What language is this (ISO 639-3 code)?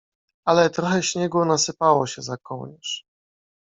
pol